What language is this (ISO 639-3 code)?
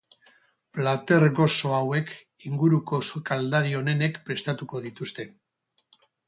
eus